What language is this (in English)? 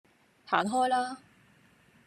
Cantonese